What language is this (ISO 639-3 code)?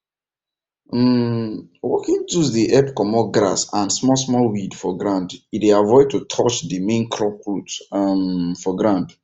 pcm